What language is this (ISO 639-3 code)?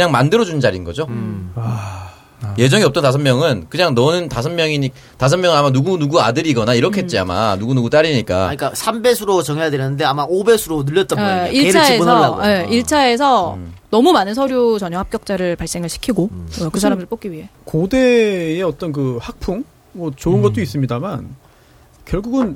kor